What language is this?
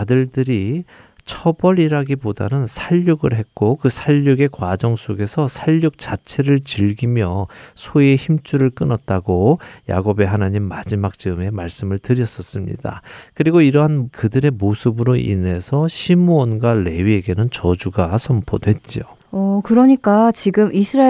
Korean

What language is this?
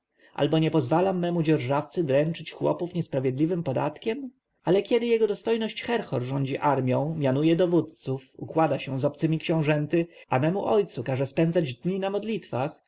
Polish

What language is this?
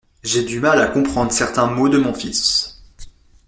French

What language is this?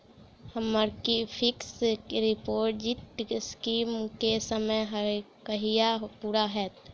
Maithili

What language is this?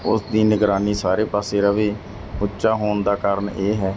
Punjabi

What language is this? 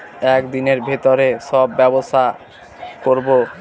Bangla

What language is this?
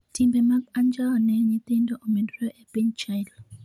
Luo (Kenya and Tanzania)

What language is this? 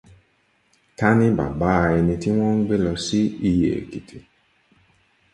Yoruba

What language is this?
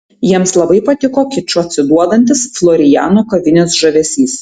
Lithuanian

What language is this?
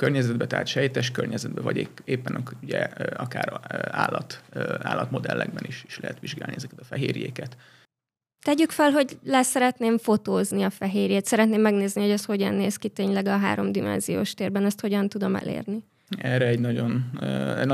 Hungarian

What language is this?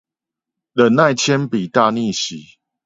Chinese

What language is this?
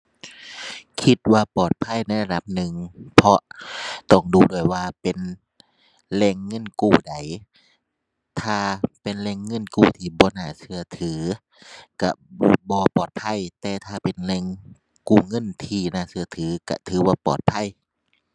Thai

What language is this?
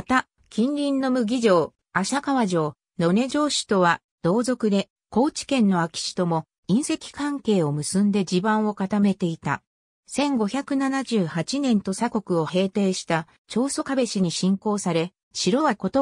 Japanese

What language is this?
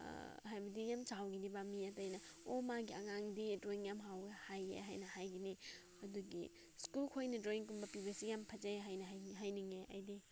Manipuri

